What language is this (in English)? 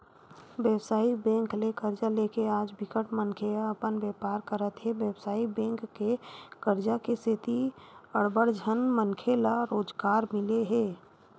Chhattisgarhi